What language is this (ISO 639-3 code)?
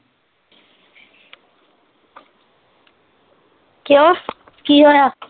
pan